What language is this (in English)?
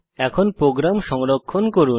Bangla